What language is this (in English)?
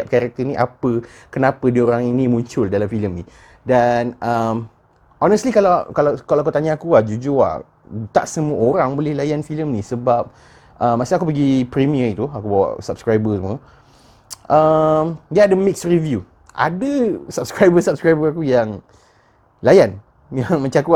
Malay